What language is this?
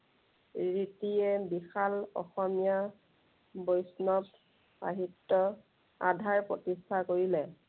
Assamese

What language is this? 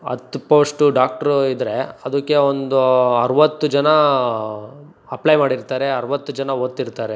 Kannada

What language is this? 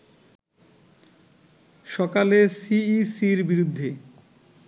Bangla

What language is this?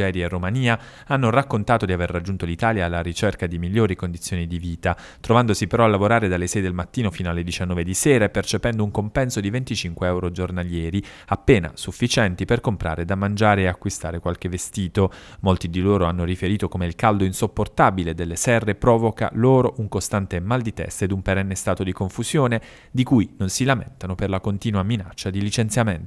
Italian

